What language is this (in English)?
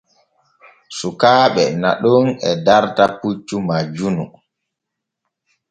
Borgu Fulfulde